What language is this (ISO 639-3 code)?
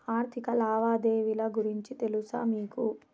tel